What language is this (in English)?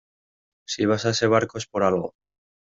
Spanish